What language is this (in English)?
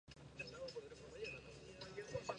Spanish